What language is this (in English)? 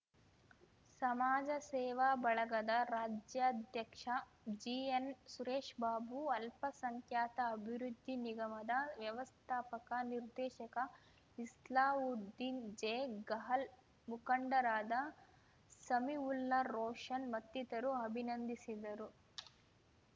Kannada